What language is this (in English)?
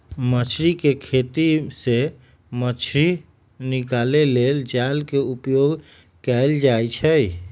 Magahi